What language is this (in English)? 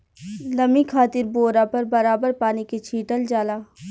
Bhojpuri